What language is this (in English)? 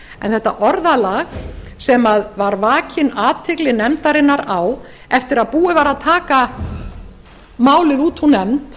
Icelandic